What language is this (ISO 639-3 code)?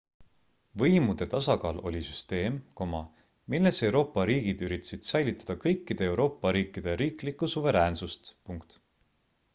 est